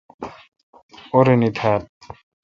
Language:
Kalkoti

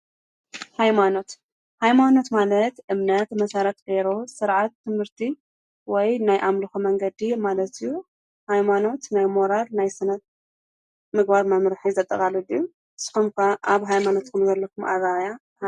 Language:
Tigrinya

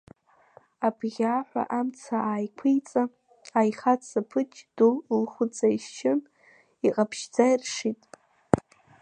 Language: Abkhazian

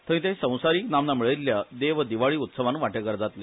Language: Konkani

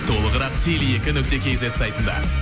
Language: Kazakh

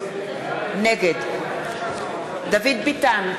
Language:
Hebrew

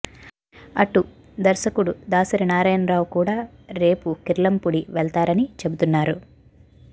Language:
Telugu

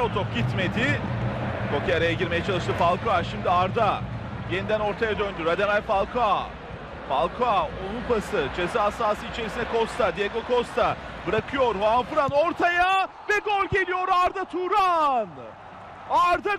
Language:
Turkish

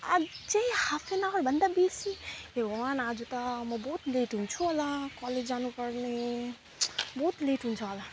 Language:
Nepali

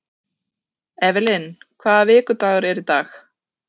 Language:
Icelandic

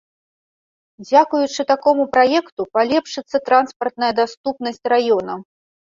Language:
Belarusian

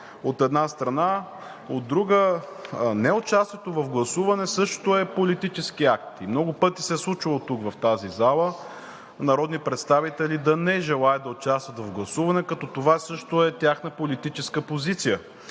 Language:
Bulgarian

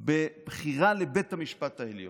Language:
Hebrew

